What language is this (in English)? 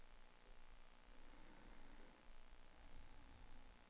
Danish